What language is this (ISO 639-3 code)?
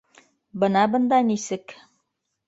bak